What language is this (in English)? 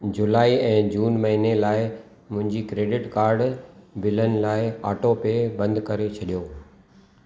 Sindhi